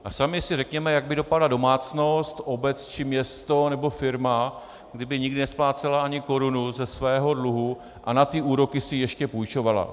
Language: Czech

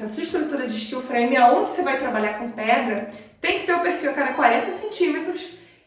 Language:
Portuguese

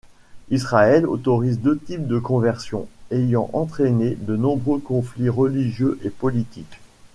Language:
French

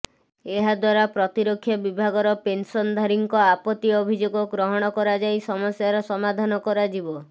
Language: Odia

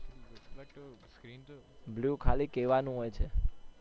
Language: Gujarati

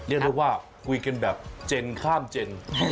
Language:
Thai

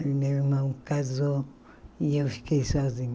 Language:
Portuguese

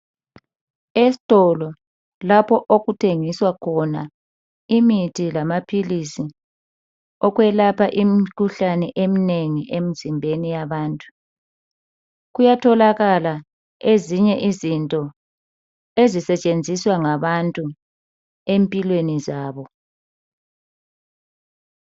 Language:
North Ndebele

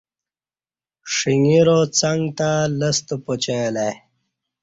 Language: Kati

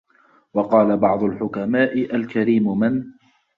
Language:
Arabic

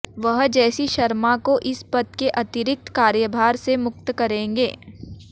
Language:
Hindi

